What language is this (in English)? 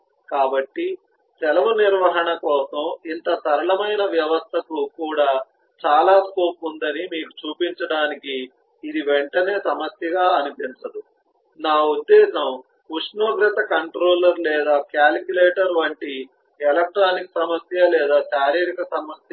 Telugu